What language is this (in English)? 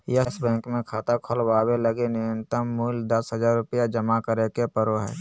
Magahi